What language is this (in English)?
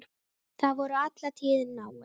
Icelandic